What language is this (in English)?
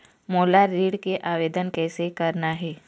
Chhattisgarhi